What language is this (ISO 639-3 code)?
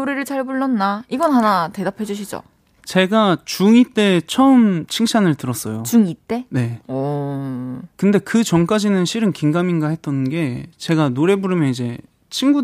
kor